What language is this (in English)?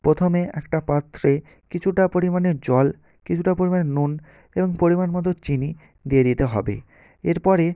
Bangla